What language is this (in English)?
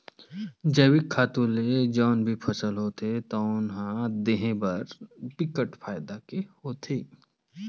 Chhattisgarhi